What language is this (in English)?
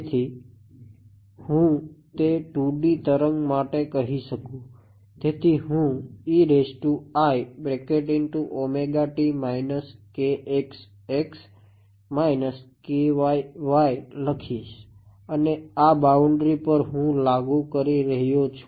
Gujarati